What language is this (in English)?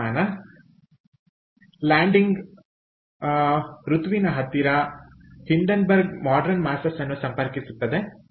Kannada